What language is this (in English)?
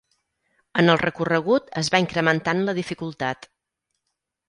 Catalan